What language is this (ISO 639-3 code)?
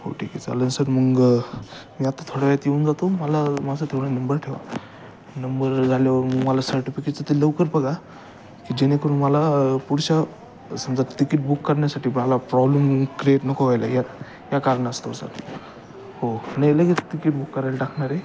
mar